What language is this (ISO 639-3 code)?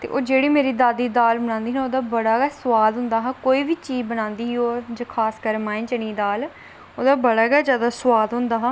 doi